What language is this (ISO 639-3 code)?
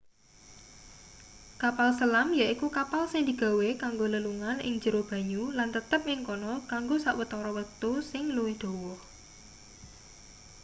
jav